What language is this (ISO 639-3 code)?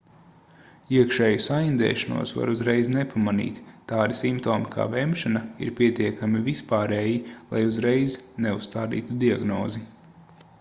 lav